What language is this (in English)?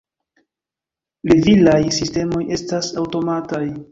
Esperanto